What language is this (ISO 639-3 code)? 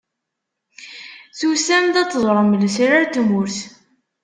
kab